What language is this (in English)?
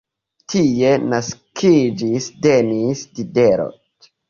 Esperanto